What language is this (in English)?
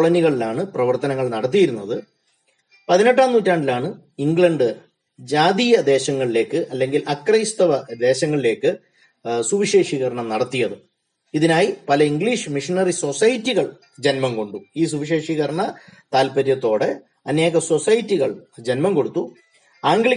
Malayalam